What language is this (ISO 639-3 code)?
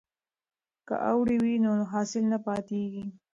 pus